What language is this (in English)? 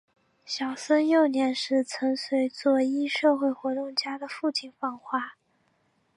Chinese